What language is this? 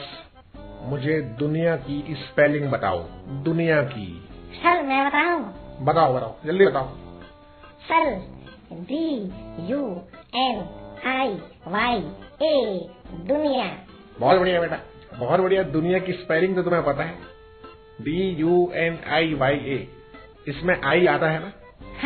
Hindi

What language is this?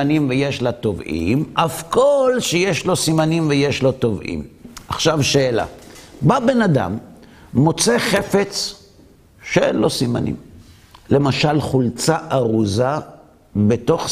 Hebrew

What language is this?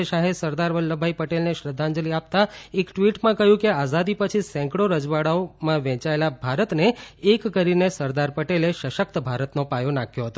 Gujarati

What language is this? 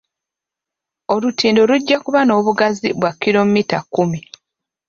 Ganda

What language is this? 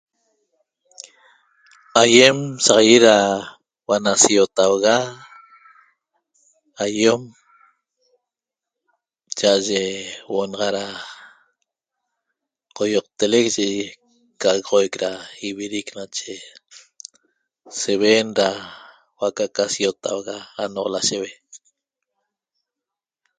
Toba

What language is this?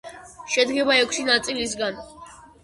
Georgian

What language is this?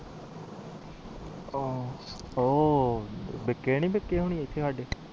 Punjabi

